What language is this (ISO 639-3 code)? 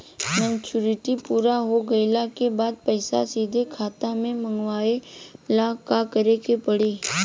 bho